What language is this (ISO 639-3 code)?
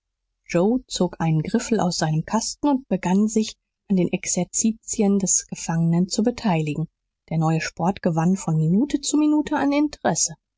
deu